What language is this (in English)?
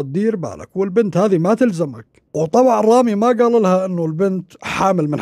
Arabic